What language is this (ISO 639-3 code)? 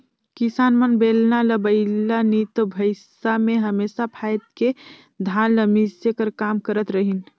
hne